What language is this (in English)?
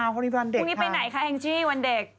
Thai